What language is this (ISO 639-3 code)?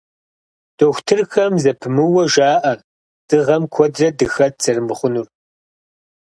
kbd